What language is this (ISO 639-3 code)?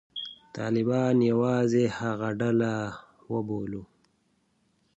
pus